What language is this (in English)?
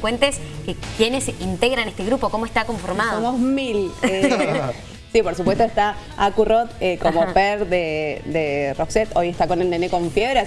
Spanish